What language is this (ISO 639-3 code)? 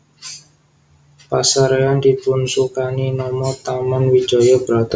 jav